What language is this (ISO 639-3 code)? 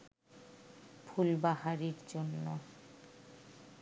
ben